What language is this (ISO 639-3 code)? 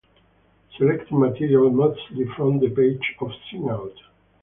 eng